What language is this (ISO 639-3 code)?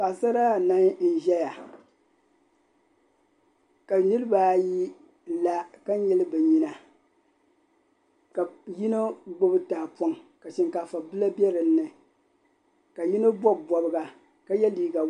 dag